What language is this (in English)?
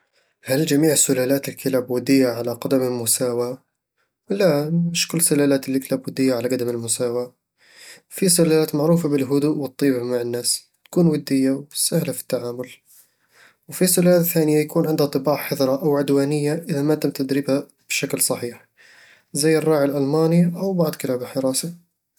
Eastern Egyptian Bedawi Arabic